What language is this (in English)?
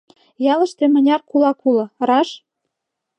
Mari